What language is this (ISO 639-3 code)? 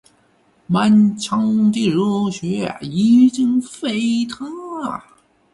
zho